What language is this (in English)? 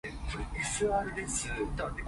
Cantonese